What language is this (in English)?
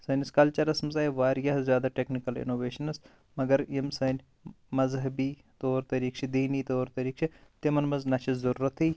Kashmiri